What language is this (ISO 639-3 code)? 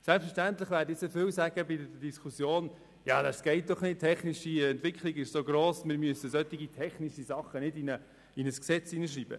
gsw